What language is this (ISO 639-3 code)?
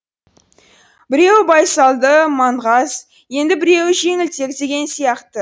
kaz